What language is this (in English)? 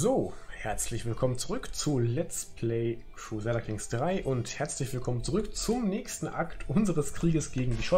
German